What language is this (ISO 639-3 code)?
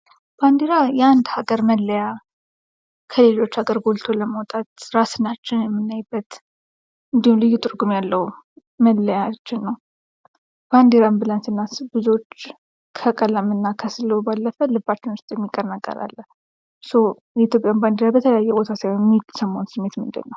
amh